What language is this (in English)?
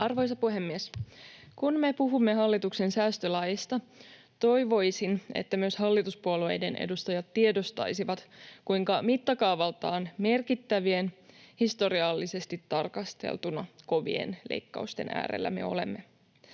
Finnish